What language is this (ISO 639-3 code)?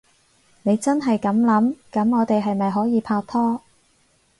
yue